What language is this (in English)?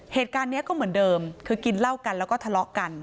Thai